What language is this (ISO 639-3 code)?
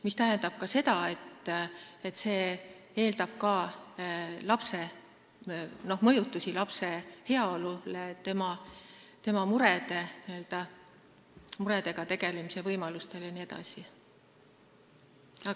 est